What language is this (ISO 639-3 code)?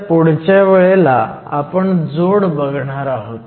mar